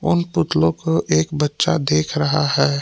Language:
Hindi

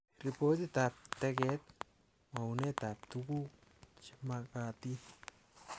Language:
Kalenjin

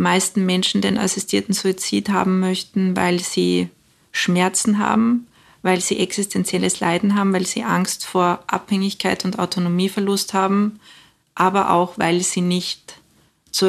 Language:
German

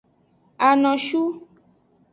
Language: Aja (Benin)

